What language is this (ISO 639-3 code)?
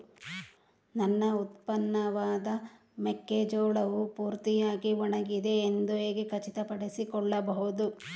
kan